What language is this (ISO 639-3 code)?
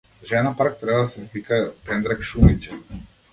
mkd